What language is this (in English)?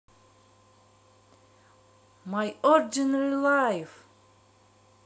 Russian